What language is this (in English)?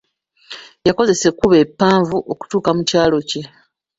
Ganda